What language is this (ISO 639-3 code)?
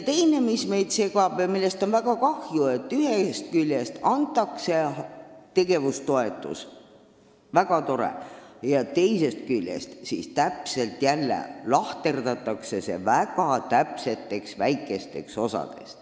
est